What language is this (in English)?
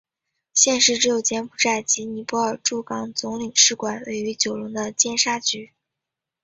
Chinese